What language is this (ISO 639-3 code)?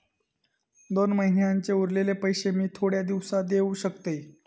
mar